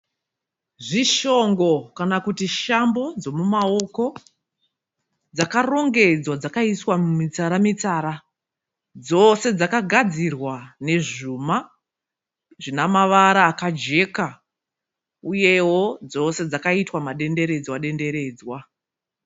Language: Shona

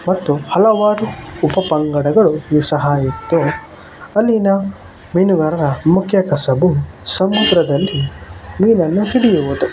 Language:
Kannada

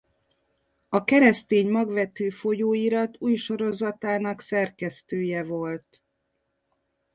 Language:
Hungarian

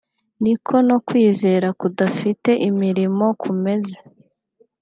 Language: Kinyarwanda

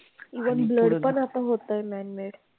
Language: Marathi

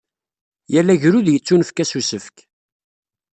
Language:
Kabyle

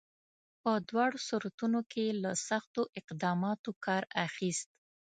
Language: Pashto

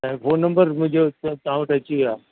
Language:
Sindhi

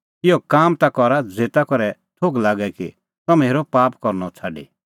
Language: Kullu Pahari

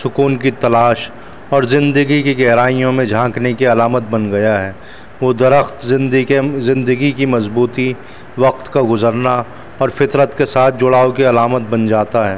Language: Urdu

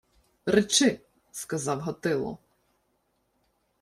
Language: Ukrainian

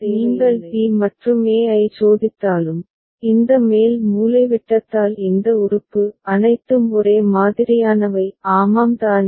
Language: Tamil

